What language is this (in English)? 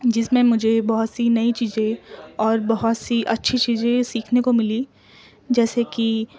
Urdu